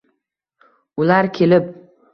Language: Uzbek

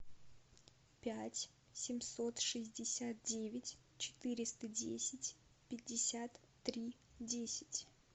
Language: Russian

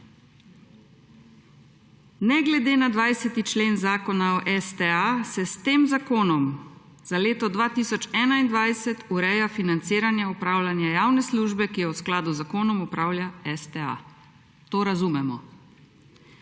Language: Slovenian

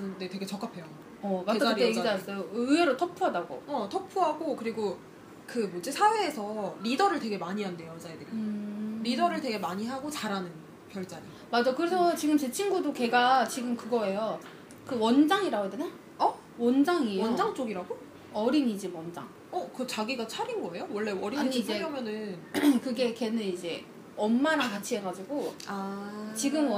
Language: Korean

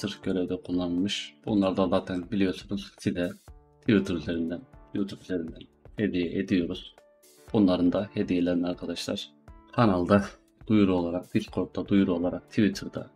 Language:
Turkish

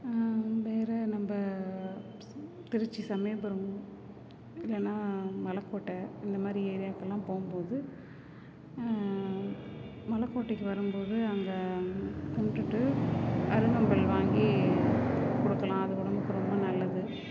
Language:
Tamil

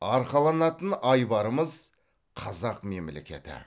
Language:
Kazakh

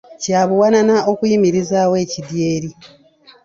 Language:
Ganda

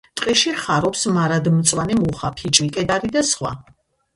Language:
Georgian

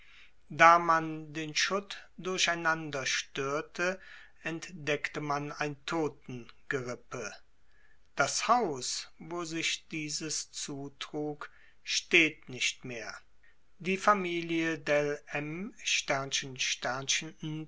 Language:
German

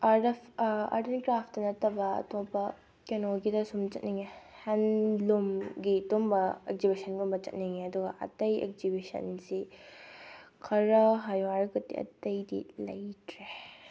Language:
Manipuri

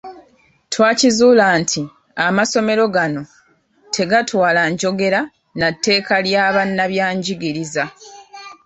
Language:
Ganda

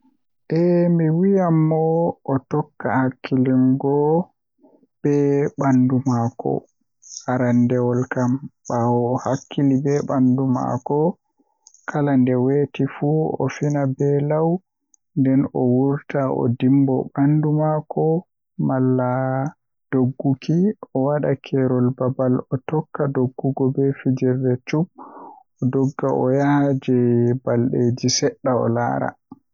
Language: Western Niger Fulfulde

